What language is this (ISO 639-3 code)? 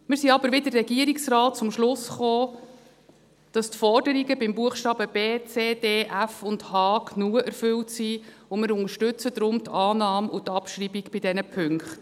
gsw